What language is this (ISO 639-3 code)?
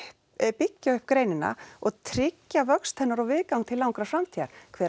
isl